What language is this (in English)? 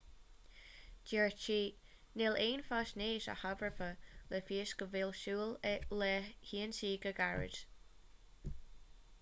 Irish